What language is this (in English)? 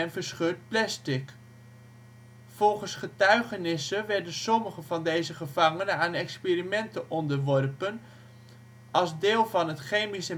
Dutch